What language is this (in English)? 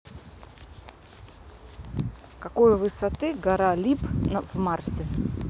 Russian